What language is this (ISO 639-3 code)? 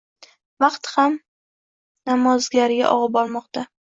uzb